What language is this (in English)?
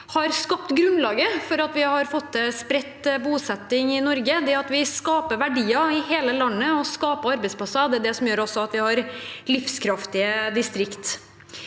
Norwegian